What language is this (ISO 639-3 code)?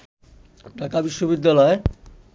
ben